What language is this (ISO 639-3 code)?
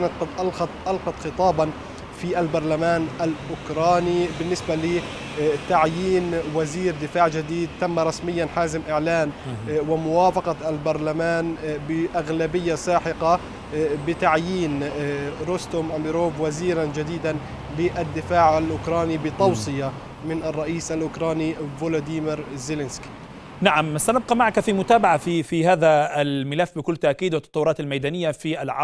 ara